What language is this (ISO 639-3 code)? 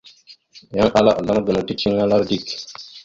mxu